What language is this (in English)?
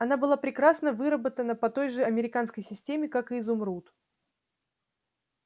Russian